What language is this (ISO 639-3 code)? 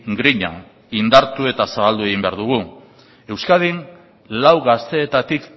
eus